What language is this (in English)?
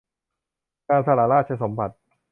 Thai